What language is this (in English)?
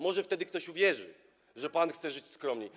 Polish